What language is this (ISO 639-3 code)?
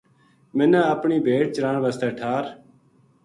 gju